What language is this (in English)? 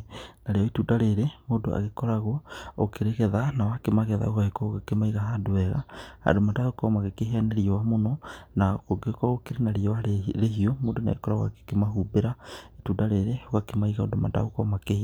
Kikuyu